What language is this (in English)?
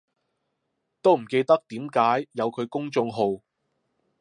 Cantonese